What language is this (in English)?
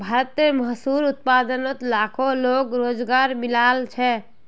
Magahi